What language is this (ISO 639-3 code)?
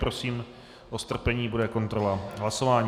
ces